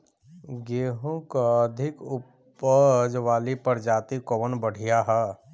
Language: Bhojpuri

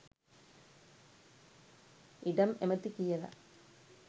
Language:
Sinhala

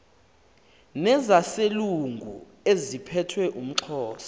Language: Xhosa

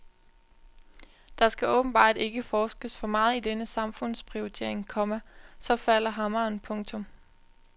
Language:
Danish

